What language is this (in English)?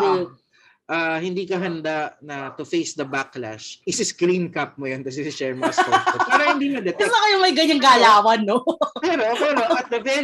Filipino